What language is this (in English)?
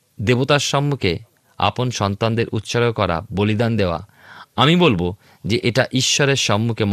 Bangla